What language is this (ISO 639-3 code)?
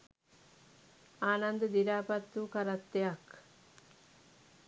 sin